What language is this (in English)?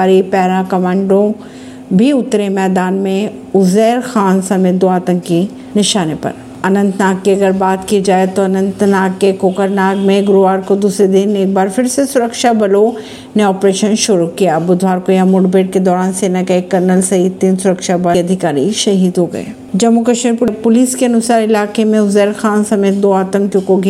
Hindi